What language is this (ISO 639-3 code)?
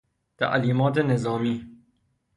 fas